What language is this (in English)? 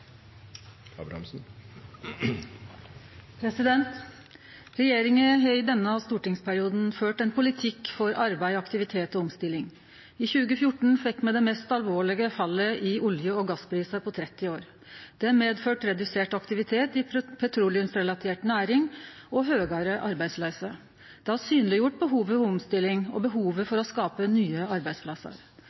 Norwegian Nynorsk